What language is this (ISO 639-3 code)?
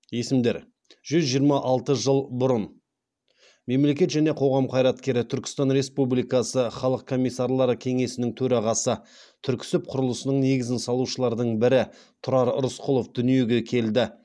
kaz